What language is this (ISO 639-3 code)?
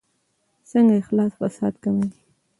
pus